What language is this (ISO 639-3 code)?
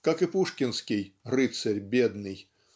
rus